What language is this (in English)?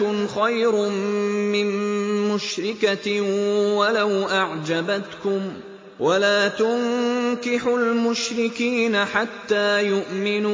Arabic